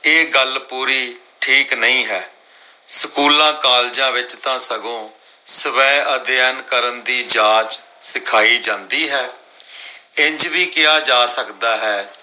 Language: Punjabi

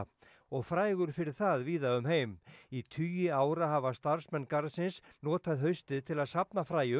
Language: Icelandic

